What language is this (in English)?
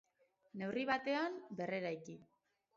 Basque